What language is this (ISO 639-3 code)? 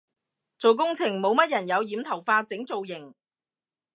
yue